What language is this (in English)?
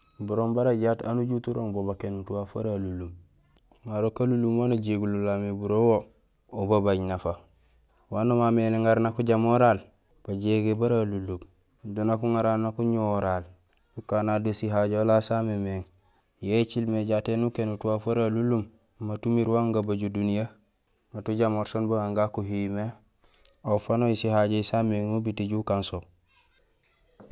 Gusilay